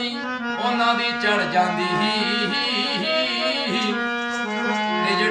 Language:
Turkish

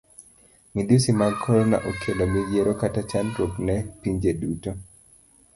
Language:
Luo (Kenya and Tanzania)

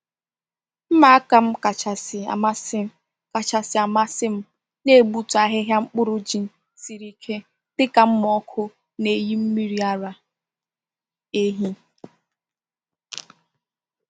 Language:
Igbo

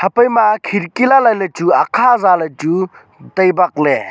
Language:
Wancho Naga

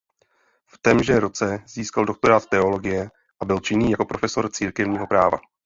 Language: Czech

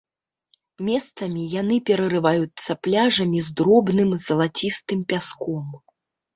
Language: Belarusian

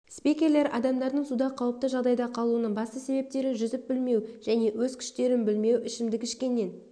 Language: Kazakh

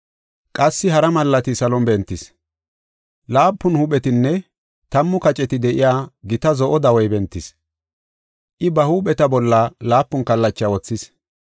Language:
Gofa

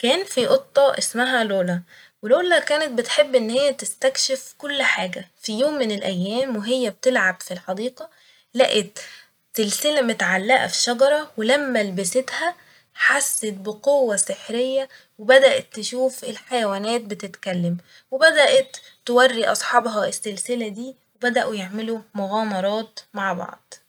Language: Egyptian Arabic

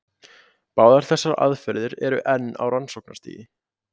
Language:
Icelandic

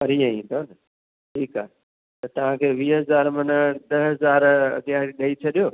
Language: Sindhi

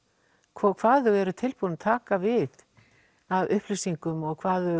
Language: Icelandic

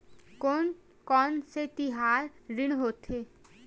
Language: Chhattisgarhi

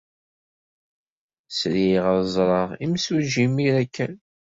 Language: Kabyle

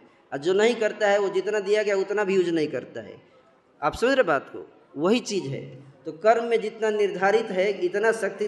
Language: Hindi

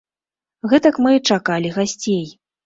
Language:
Belarusian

